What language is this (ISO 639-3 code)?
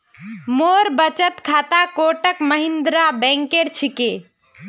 mag